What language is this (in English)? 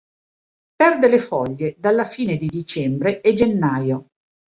Italian